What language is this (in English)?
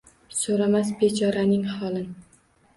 Uzbek